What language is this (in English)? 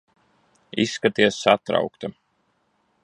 Latvian